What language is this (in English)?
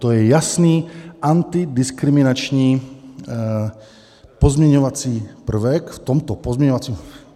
Czech